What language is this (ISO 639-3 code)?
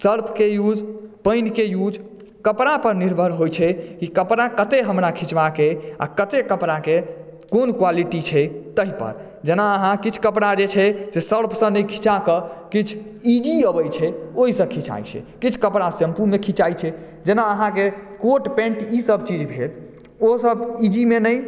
mai